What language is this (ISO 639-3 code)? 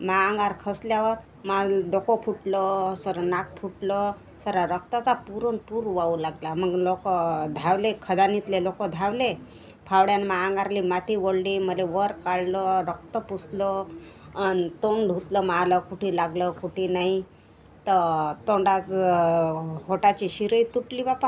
mar